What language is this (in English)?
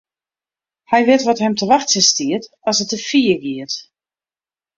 Western Frisian